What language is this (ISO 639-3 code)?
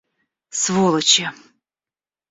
rus